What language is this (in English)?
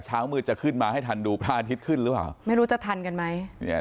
Thai